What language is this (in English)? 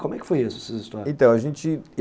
Portuguese